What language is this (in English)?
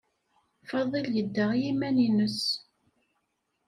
Kabyle